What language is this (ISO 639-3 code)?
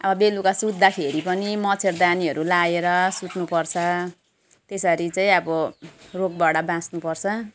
nep